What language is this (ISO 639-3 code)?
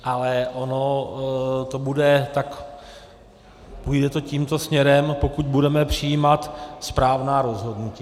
ces